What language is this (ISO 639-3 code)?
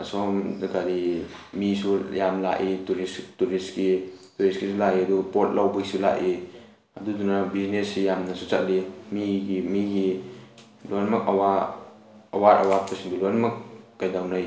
mni